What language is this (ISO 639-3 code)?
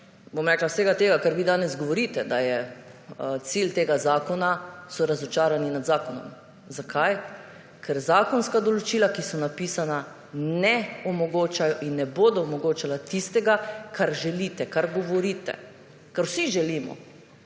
slv